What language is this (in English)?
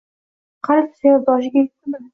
Uzbek